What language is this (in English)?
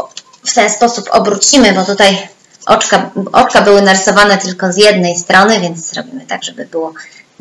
Polish